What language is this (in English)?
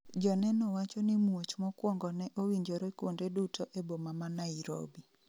Luo (Kenya and Tanzania)